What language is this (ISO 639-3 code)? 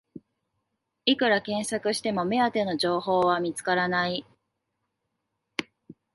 jpn